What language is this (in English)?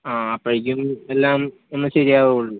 Malayalam